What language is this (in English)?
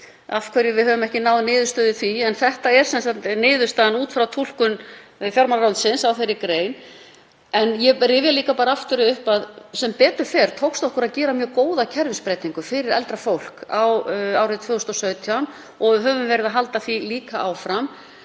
Icelandic